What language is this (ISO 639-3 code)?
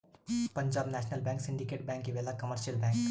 kan